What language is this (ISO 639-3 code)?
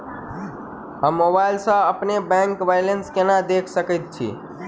mai